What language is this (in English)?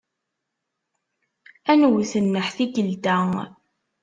Kabyle